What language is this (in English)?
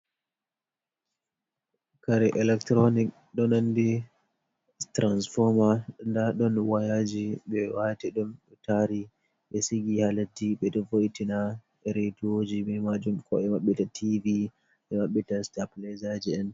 Fula